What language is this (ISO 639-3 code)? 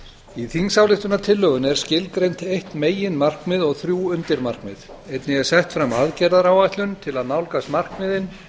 isl